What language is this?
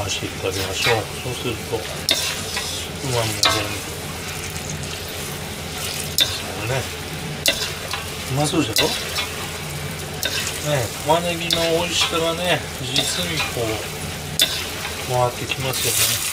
Japanese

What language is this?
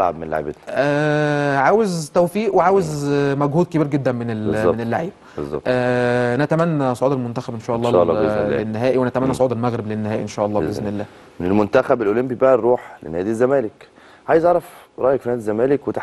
Arabic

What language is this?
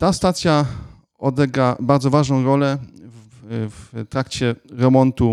Polish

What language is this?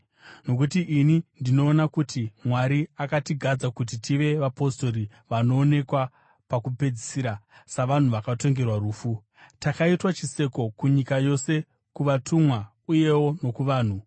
Shona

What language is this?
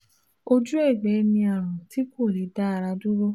Yoruba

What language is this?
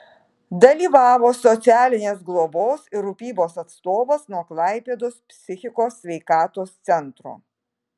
Lithuanian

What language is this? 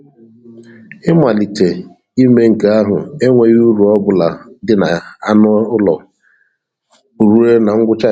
Igbo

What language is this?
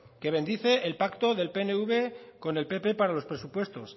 Spanish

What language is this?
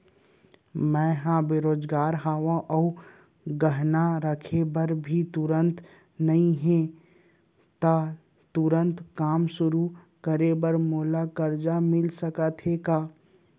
Chhattisgarhi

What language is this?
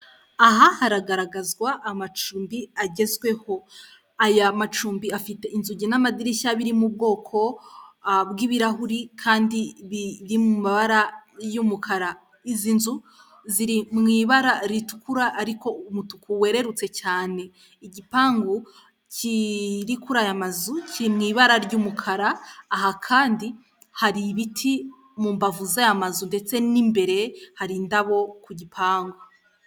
Kinyarwanda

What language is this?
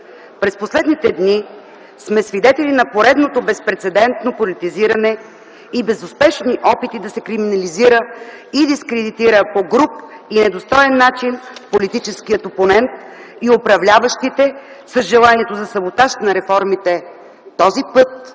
Bulgarian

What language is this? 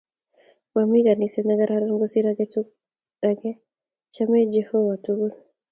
Kalenjin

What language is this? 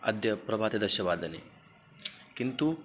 Sanskrit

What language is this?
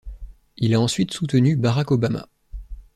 French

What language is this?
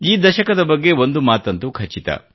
Kannada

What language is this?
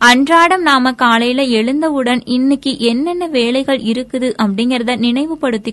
Tamil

